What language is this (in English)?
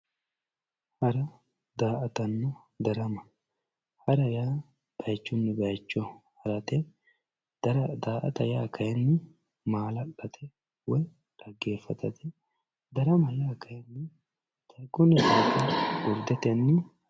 Sidamo